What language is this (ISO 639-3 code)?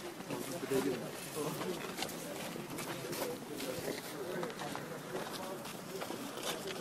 tur